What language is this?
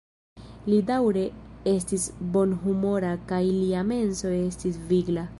Esperanto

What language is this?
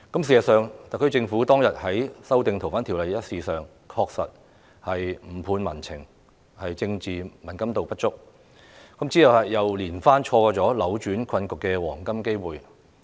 Cantonese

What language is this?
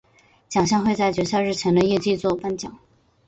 Chinese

